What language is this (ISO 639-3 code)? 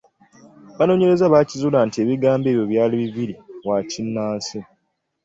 lug